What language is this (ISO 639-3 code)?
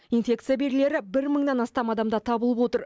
kaz